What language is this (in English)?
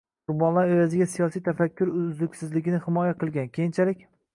Uzbek